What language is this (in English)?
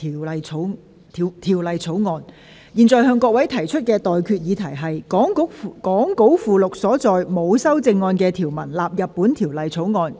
Cantonese